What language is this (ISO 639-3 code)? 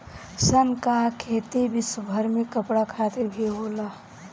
bho